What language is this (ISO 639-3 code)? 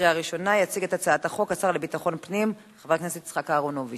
heb